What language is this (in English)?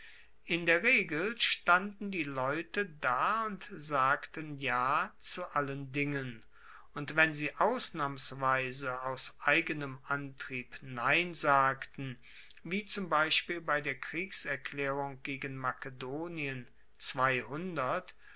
German